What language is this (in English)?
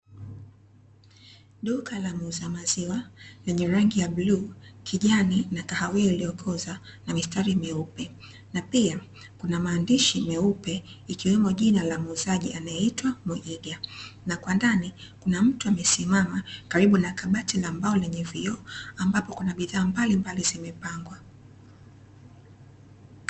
Swahili